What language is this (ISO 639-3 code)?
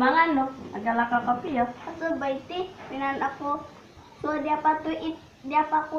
ind